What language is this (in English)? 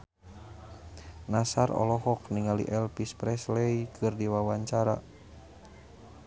Sundanese